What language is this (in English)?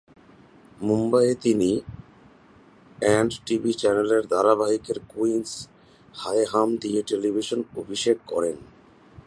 Bangla